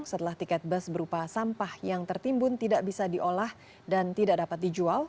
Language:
Indonesian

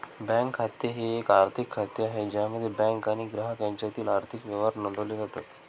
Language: Marathi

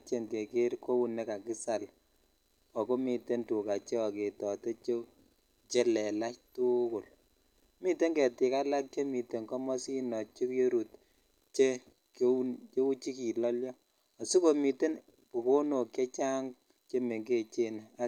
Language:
Kalenjin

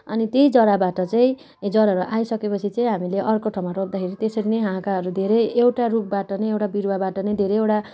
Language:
Nepali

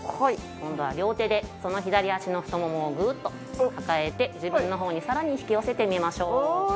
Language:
Japanese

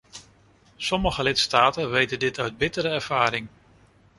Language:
Dutch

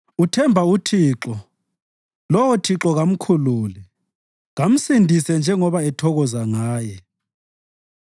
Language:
North Ndebele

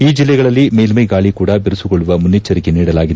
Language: Kannada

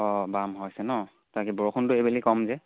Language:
Assamese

